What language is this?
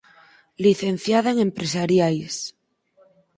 Galician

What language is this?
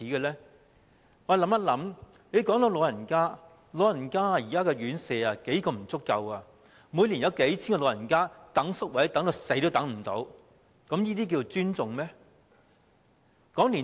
Cantonese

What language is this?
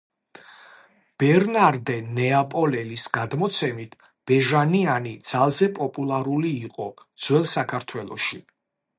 Georgian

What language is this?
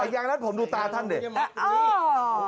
Thai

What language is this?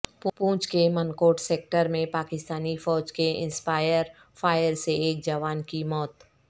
Urdu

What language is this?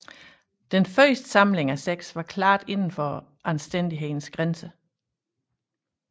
Danish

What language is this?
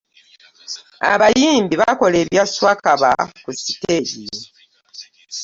Ganda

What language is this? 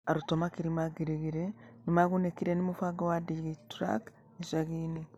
Kikuyu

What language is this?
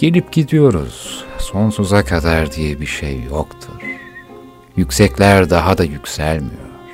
Turkish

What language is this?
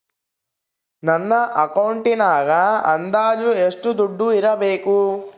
Kannada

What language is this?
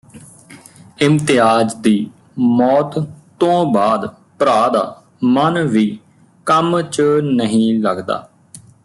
Punjabi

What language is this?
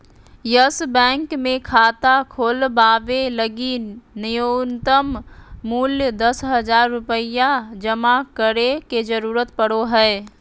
Magahi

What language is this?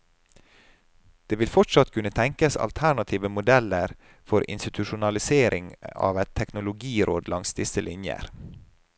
Norwegian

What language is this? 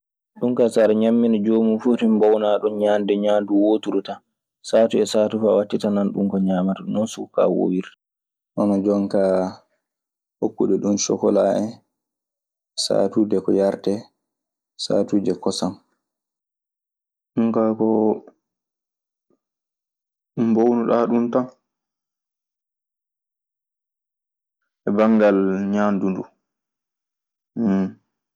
Maasina Fulfulde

